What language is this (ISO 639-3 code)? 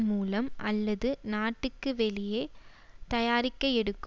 tam